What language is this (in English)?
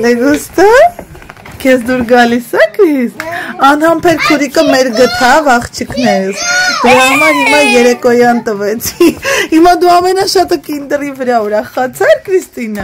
Turkish